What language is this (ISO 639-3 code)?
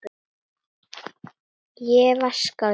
isl